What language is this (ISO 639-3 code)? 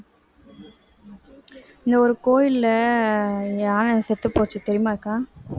tam